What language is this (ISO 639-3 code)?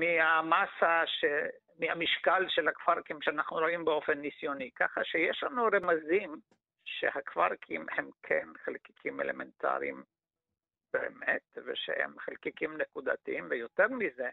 heb